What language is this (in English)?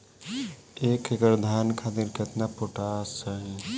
Bhojpuri